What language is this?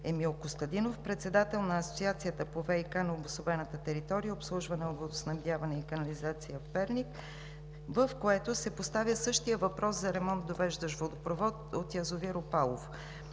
Bulgarian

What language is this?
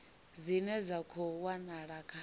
Venda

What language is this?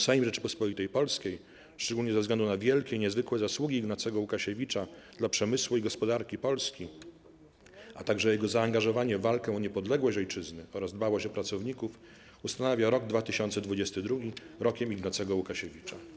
Polish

